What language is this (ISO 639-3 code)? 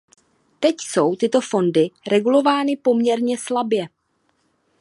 ces